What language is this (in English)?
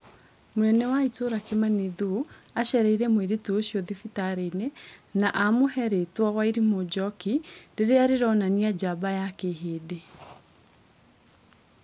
Kikuyu